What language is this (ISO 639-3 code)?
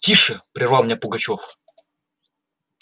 rus